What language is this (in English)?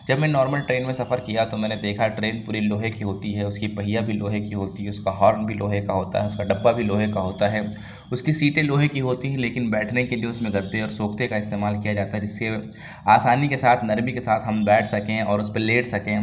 Urdu